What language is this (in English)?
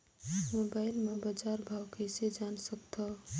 Chhattisgarhi